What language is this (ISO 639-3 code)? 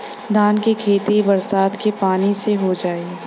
bho